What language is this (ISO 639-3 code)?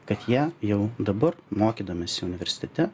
lit